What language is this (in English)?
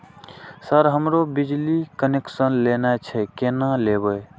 Maithili